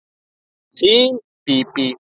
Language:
Icelandic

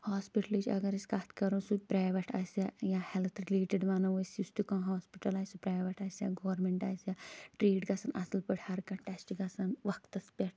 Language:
Kashmiri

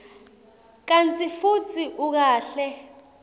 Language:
Swati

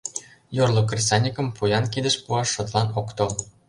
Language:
Mari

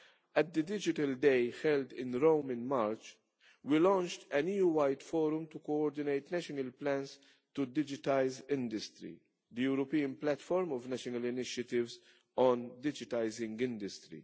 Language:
English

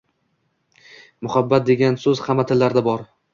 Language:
Uzbek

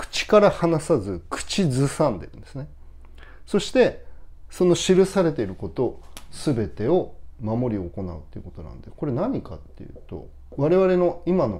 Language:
Japanese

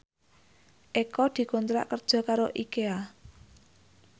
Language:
Javanese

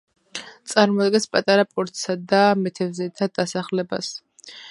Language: Georgian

